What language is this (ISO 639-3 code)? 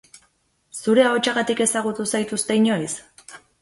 eus